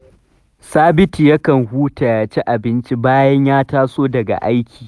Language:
Hausa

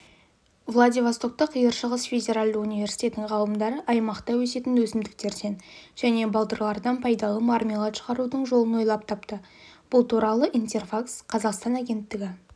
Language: Kazakh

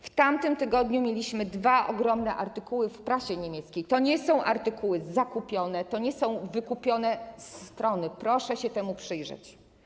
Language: Polish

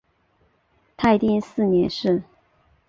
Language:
Chinese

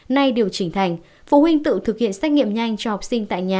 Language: Vietnamese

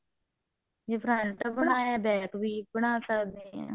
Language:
Punjabi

